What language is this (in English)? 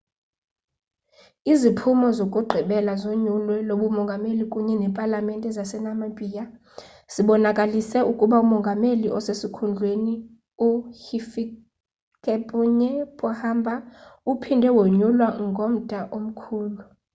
Xhosa